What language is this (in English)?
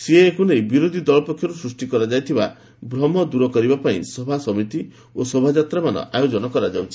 Odia